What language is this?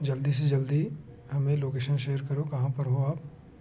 Hindi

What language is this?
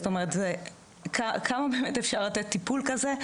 Hebrew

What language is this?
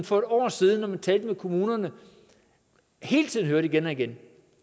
Danish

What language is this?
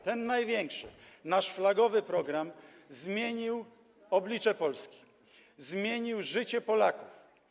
Polish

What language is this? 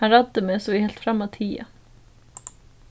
Faroese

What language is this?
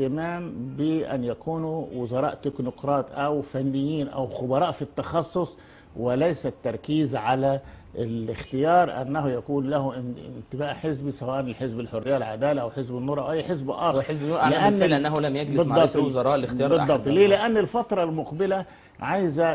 Arabic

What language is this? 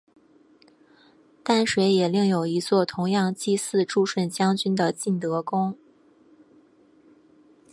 Chinese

